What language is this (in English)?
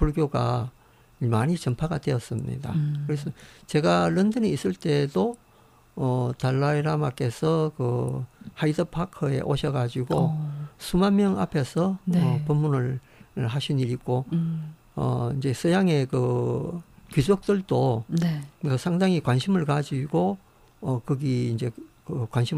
Korean